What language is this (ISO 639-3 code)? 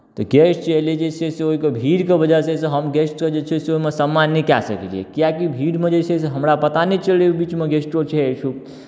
mai